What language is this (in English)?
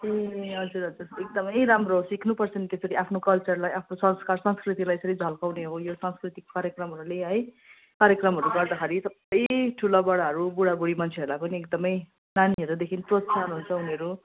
Nepali